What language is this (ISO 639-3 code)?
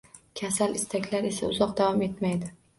uzb